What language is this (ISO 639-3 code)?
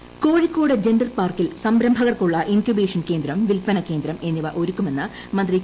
mal